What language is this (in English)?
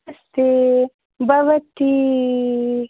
Sanskrit